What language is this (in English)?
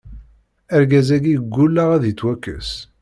Kabyle